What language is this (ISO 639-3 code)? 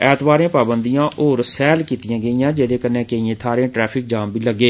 doi